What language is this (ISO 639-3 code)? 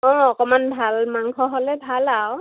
asm